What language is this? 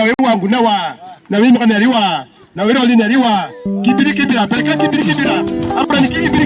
Indonesian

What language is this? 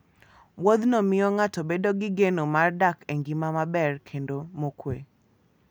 Luo (Kenya and Tanzania)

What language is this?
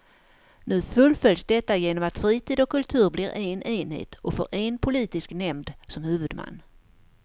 Swedish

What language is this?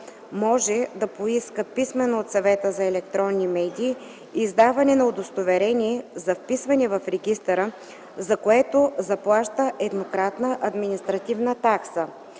Bulgarian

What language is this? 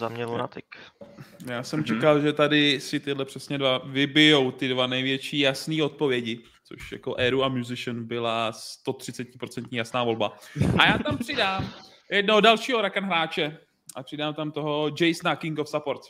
Czech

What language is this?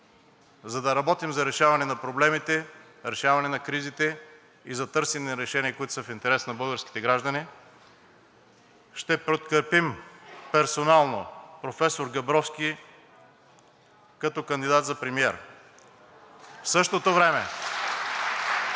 Bulgarian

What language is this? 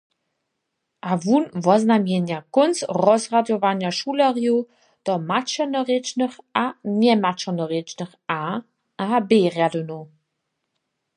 Upper Sorbian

